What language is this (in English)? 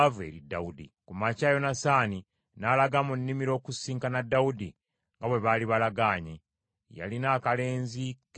Ganda